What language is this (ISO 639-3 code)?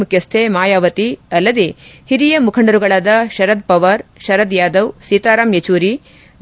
kan